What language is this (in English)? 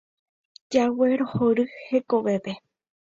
Guarani